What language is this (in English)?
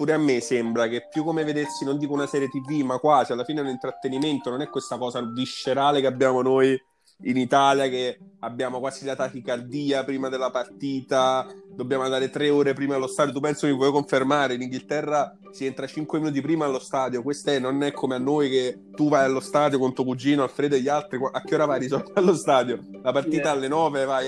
Italian